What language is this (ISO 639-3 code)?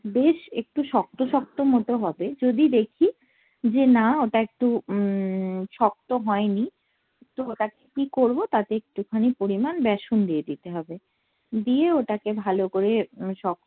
ben